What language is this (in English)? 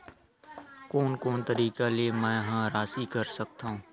Chhattisgarhi